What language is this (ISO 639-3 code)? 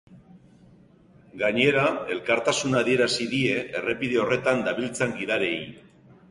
eus